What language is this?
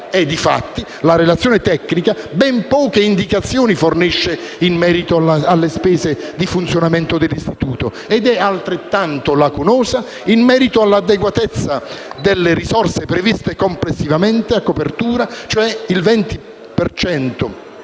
Italian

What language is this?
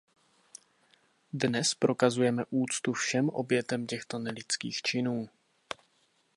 Czech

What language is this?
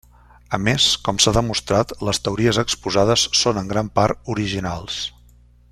Catalan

